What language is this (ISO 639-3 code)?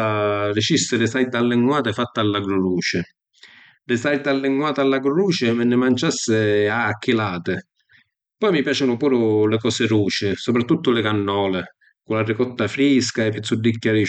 scn